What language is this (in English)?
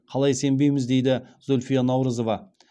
Kazakh